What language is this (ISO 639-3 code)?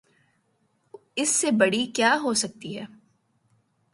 urd